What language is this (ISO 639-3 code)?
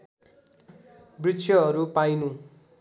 nep